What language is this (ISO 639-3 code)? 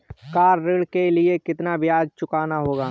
hin